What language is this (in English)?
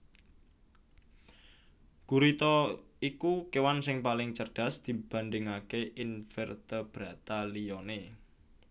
Javanese